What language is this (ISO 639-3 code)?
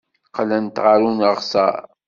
kab